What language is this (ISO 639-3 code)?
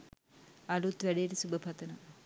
sin